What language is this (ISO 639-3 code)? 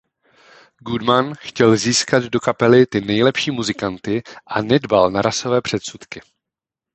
ces